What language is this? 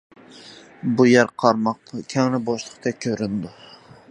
Uyghur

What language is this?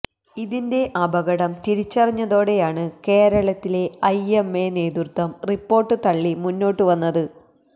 Malayalam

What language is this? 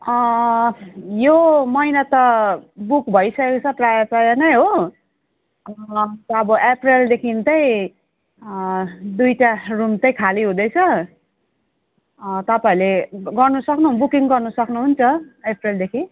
Nepali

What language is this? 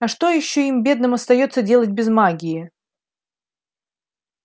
Russian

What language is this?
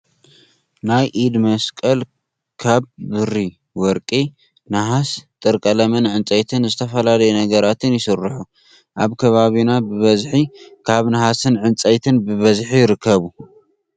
Tigrinya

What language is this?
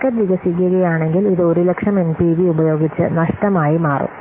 Malayalam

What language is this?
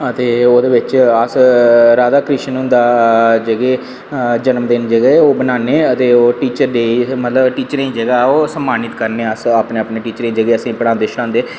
Dogri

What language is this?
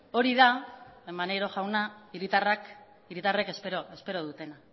Basque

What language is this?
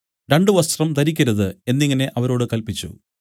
Malayalam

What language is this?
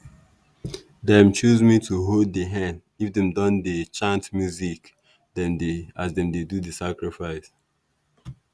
Nigerian Pidgin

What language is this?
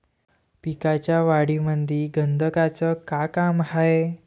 Marathi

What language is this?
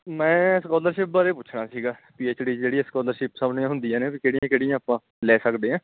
Punjabi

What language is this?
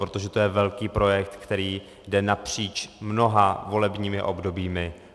Czech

